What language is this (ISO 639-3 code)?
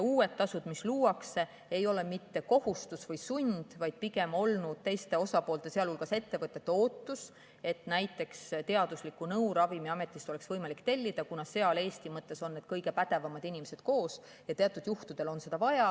est